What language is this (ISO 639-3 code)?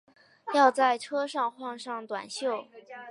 zho